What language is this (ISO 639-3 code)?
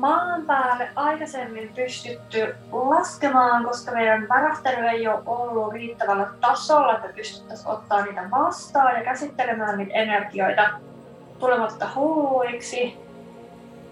fin